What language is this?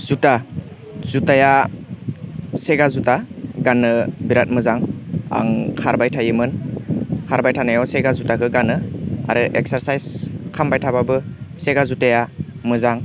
Bodo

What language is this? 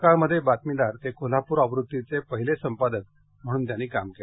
Marathi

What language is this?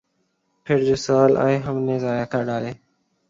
Urdu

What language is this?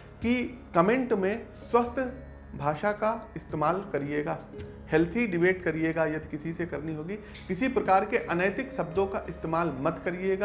Hindi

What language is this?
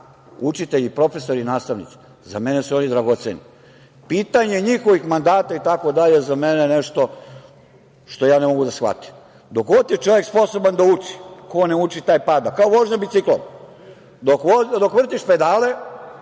Serbian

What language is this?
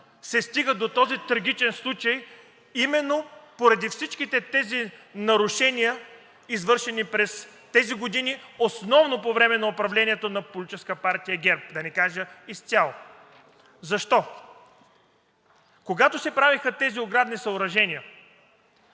Bulgarian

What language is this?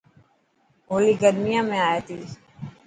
Dhatki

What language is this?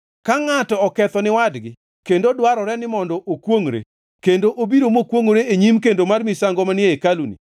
Luo (Kenya and Tanzania)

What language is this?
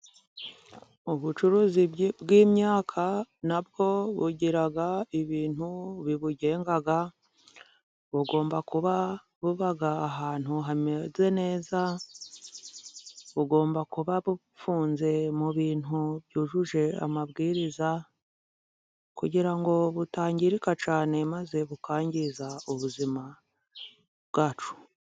Kinyarwanda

